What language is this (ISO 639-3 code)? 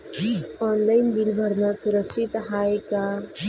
mar